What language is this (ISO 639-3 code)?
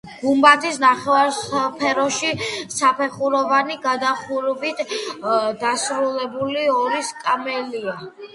kat